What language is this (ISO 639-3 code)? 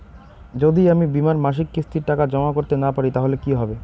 ben